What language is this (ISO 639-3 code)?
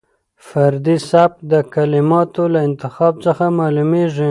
pus